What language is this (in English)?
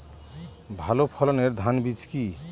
Bangla